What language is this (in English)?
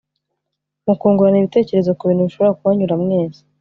Kinyarwanda